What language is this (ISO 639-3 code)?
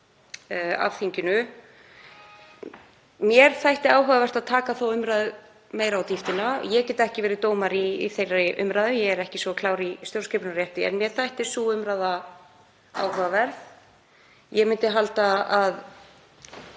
isl